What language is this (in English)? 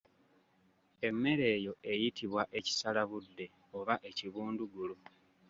Ganda